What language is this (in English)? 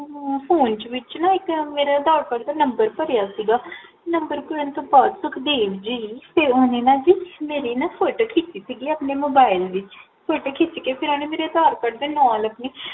Punjabi